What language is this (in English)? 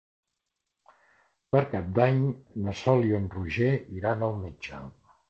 Catalan